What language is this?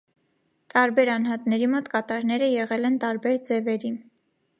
Armenian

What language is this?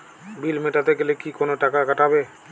Bangla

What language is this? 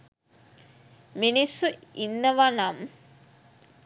Sinhala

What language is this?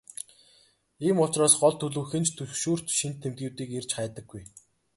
Mongolian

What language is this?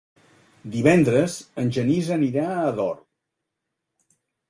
Catalan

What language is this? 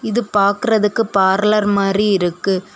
Tamil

